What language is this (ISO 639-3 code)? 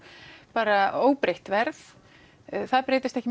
isl